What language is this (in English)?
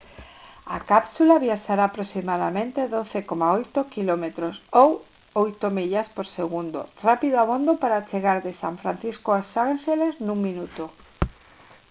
Galician